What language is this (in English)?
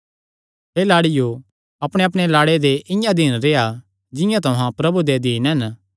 Kangri